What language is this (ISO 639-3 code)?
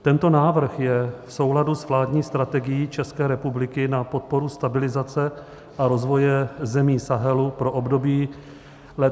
ces